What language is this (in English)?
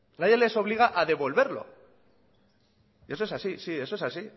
Spanish